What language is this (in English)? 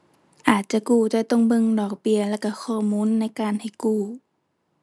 Thai